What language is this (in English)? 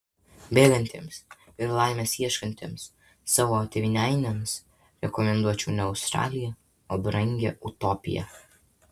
Lithuanian